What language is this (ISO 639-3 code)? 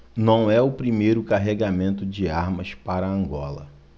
por